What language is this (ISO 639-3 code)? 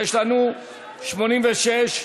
heb